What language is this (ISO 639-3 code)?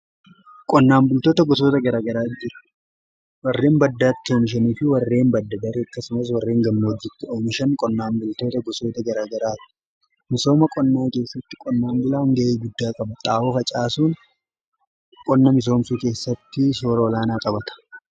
orm